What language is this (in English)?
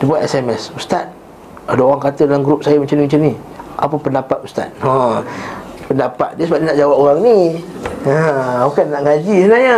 Malay